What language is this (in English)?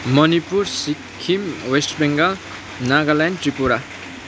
Nepali